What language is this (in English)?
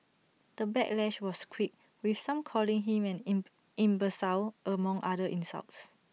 English